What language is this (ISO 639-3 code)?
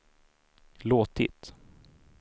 swe